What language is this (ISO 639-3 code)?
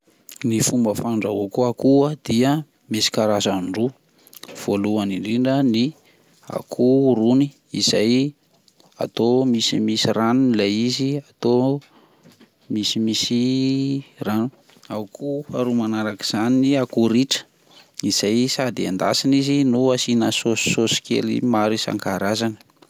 mlg